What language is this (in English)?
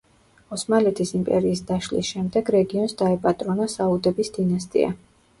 Georgian